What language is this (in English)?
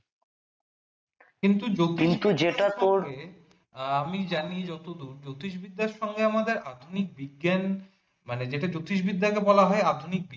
Bangla